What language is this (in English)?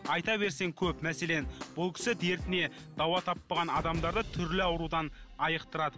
Kazakh